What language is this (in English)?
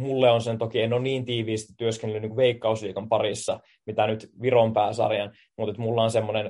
Finnish